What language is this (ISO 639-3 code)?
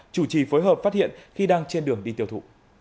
vie